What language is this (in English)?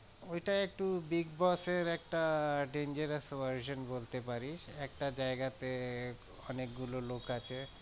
Bangla